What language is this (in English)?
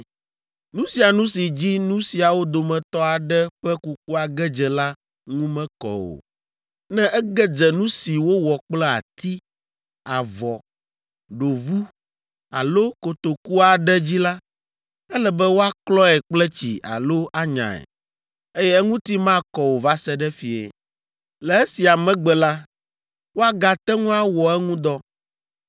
Ewe